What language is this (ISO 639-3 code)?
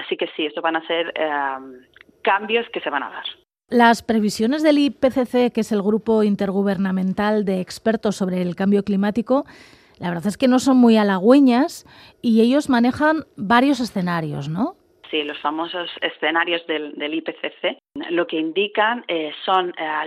spa